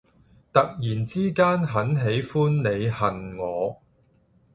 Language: Cantonese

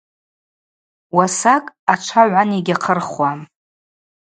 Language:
Abaza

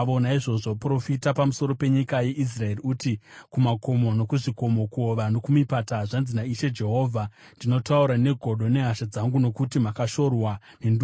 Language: Shona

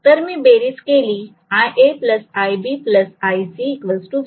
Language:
Marathi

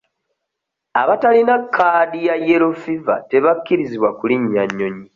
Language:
Ganda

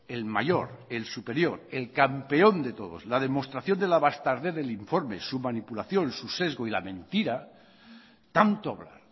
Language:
Spanish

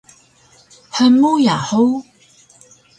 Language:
Taroko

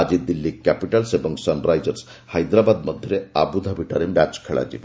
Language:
Odia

